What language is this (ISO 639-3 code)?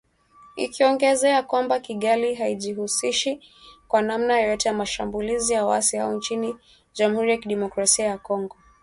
swa